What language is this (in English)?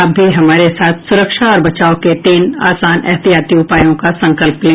Hindi